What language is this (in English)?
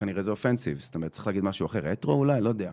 Hebrew